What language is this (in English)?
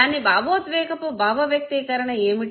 Telugu